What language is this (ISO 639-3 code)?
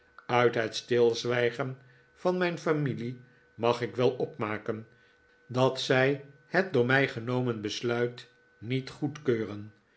nld